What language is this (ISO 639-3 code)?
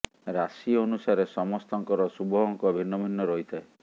ori